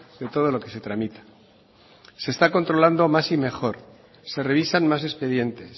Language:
Spanish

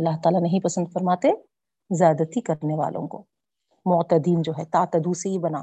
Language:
Urdu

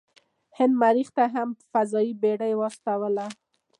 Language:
Pashto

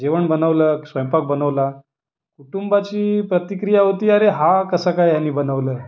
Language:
Marathi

